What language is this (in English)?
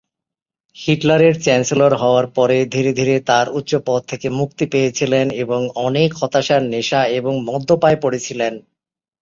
Bangla